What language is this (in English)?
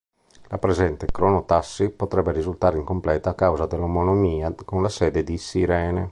Italian